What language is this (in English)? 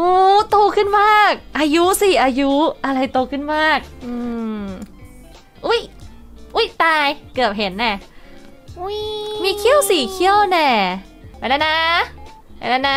Thai